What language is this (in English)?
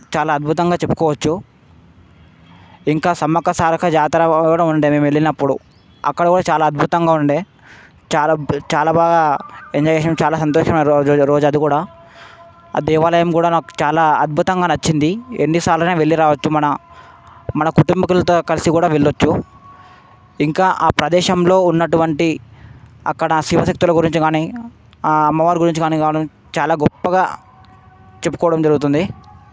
Telugu